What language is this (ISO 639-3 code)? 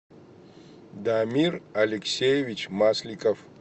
rus